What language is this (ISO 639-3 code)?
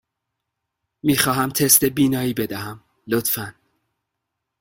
fas